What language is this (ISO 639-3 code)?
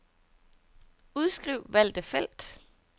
dan